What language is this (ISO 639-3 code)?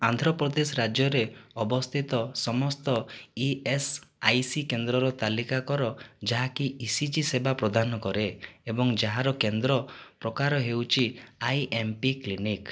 ori